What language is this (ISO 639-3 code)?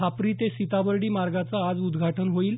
mar